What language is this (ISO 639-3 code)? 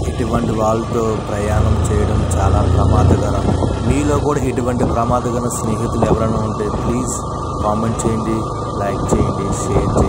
tha